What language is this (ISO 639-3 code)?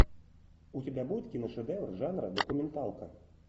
rus